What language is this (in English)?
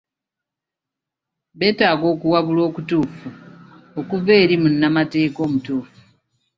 Ganda